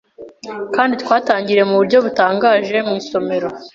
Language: Kinyarwanda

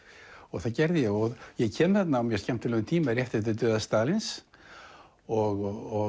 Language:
Icelandic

